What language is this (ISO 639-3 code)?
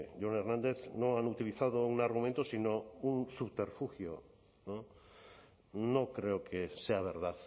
spa